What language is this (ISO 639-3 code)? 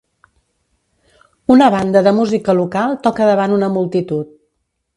cat